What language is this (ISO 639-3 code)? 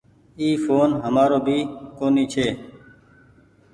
gig